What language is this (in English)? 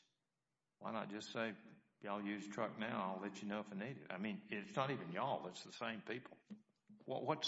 English